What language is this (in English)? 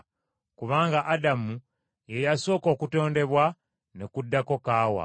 Ganda